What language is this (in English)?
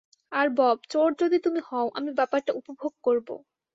Bangla